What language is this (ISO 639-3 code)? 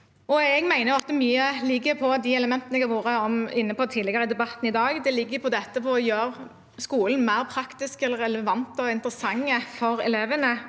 nor